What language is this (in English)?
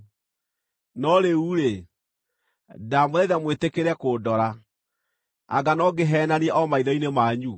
Kikuyu